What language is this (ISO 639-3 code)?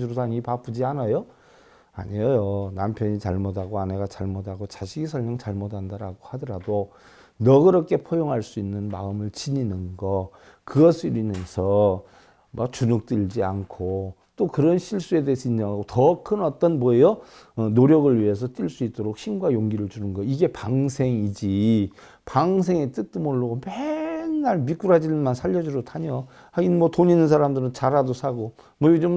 kor